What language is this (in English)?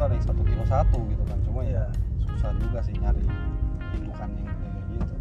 Indonesian